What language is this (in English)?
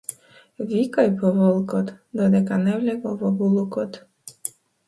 Macedonian